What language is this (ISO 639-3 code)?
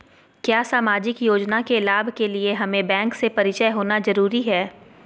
mag